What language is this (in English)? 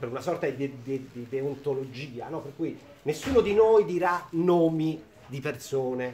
Italian